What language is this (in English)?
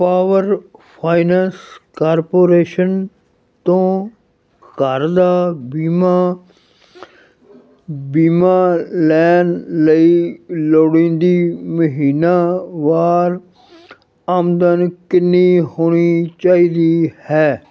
Punjabi